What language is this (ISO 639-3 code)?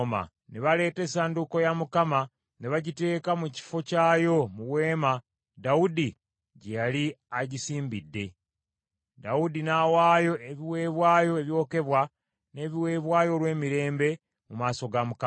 lug